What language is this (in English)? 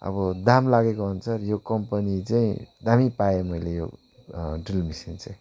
Nepali